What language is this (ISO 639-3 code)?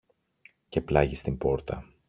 ell